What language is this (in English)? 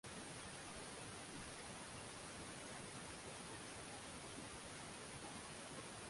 Swahili